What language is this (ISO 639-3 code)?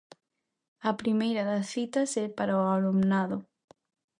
glg